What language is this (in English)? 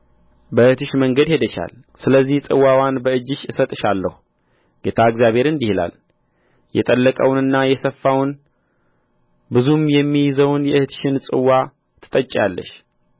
Amharic